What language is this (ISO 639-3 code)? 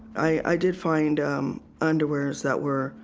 eng